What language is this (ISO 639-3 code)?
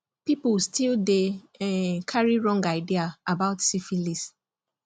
pcm